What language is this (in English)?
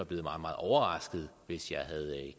Danish